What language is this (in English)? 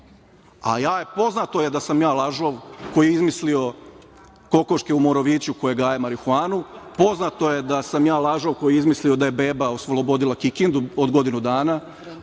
Serbian